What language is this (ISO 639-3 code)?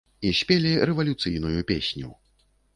bel